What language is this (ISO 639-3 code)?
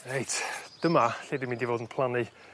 cym